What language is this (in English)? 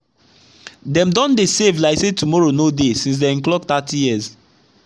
Nigerian Pidgin